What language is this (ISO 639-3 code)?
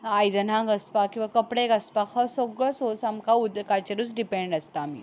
kok